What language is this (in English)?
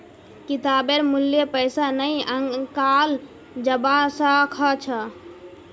Magahi